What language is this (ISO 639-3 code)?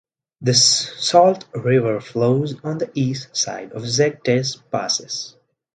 eng